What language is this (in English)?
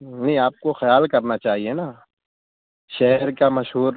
Urdu